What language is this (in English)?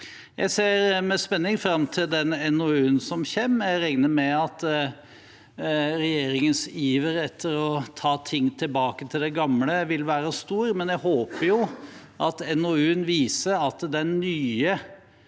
Norwegian